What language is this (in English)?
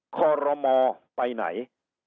Thai